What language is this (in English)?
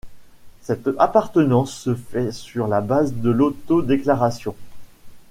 French